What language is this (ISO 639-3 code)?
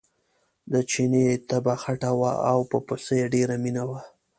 pus